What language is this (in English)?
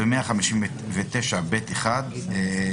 Hebrew